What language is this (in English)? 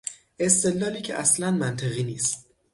Persian